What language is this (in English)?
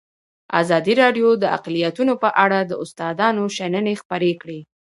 Pashto